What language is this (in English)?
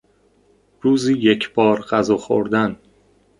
Persian